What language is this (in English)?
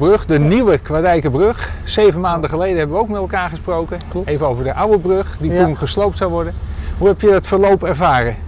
Dutch